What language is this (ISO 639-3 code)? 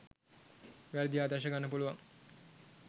sin